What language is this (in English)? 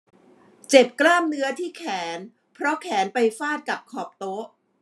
Thai